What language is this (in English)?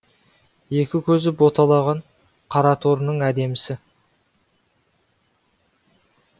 Kazakh